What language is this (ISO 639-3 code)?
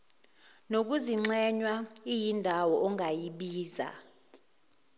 zul